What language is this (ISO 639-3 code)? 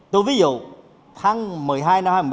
vie